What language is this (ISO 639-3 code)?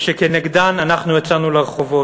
heb